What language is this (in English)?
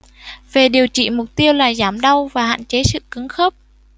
Vietnamese